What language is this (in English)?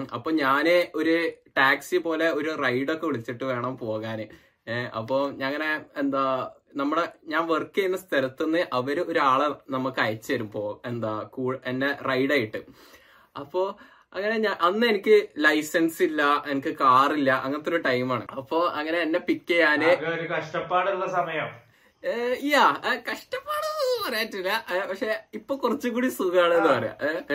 Malayalam